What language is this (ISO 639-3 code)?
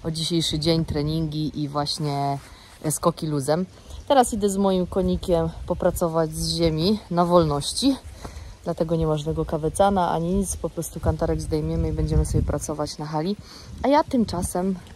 pol